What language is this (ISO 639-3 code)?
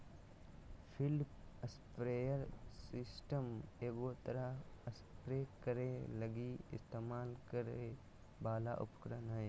mag